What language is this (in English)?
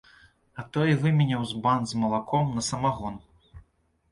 Belarusian